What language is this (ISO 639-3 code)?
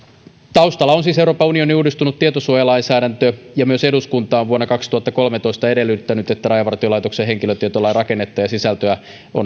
fin